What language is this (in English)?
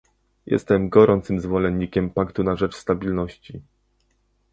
Polish